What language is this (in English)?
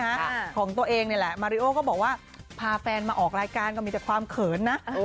Thai